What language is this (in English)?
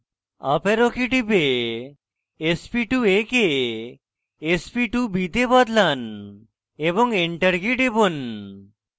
Bangla